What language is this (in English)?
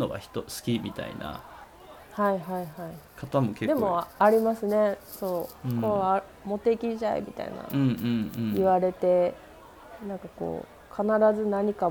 Japanese